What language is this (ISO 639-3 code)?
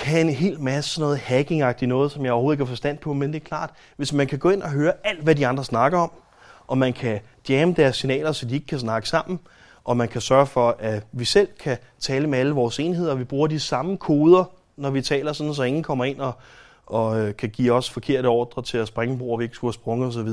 dan